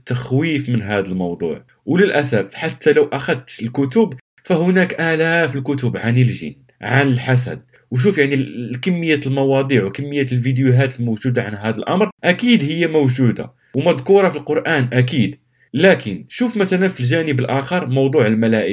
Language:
Arabic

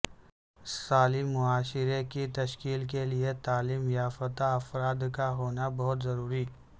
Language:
Urdu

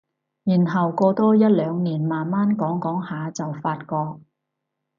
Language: Cantonese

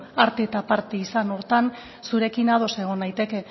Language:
Basque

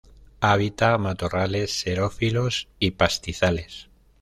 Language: Spanish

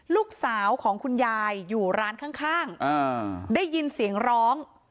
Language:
Thai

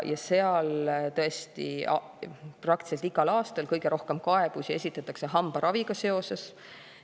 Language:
Estonian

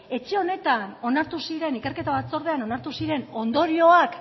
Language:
Basque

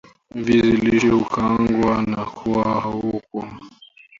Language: Swahili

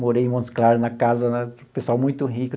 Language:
Portuguese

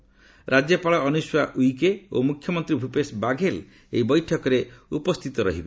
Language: Odia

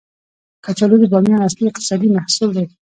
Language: Pashto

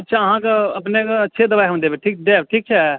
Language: Maithili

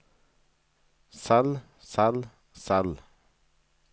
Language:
Norwegian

